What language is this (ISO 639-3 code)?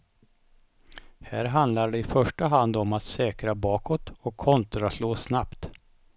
swe